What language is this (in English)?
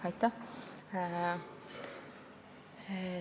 Estonian